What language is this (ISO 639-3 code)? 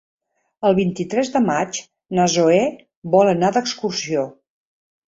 cat